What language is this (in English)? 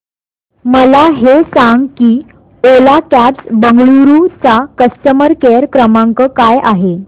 Marathi